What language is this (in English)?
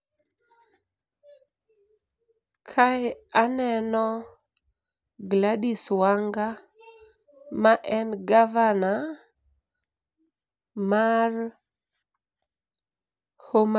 Luo (Kenya and Tanzania)